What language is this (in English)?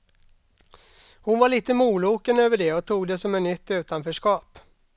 Swedish